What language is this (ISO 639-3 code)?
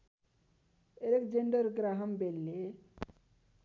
nep